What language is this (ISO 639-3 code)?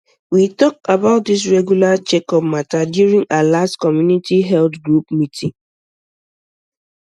pcm